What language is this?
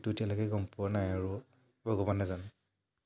Assamese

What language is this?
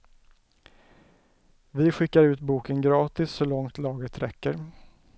Swedish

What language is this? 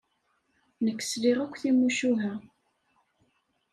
Kabyle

